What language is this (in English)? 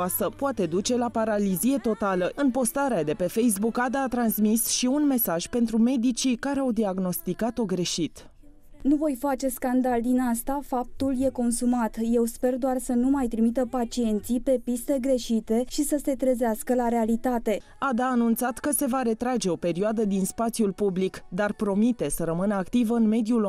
Romanian